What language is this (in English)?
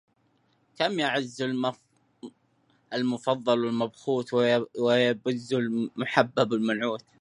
Arabic